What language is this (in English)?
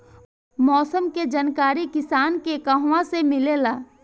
Bhojpuri